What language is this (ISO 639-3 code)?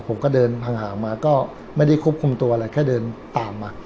tha